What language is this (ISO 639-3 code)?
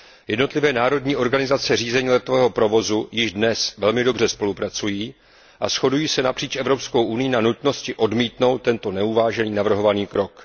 ces